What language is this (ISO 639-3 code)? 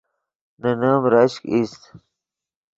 ydg